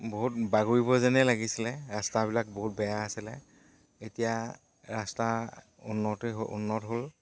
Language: Assamese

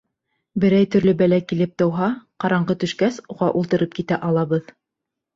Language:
Bashkir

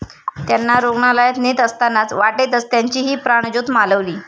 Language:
Marathi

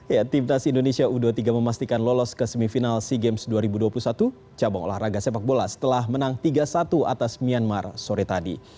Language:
Indonesian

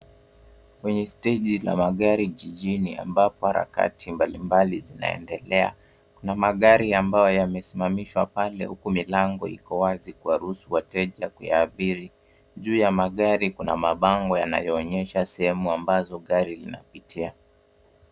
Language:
Swahili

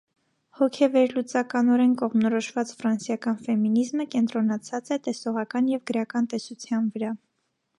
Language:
Armenian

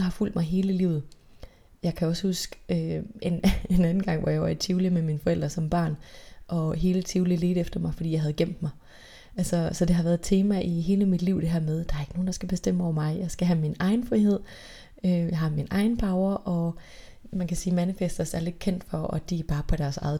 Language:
Danish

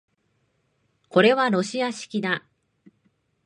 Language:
Japanese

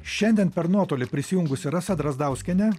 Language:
Lithuanian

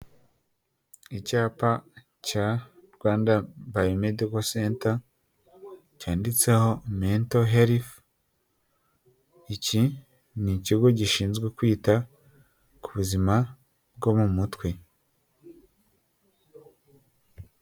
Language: Kinyarwanda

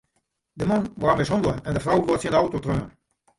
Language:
Western Frisian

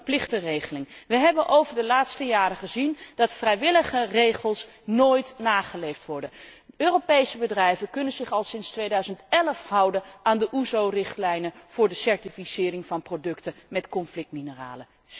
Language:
Dutch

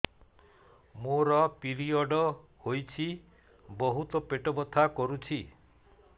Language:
Odia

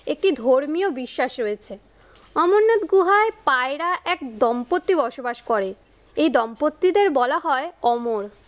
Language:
Bangla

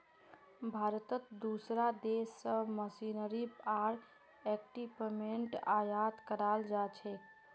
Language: Magahi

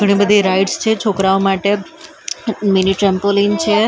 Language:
Gujarati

